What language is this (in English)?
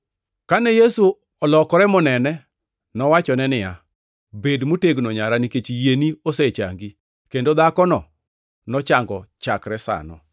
Luo (Kenya and Tanzania)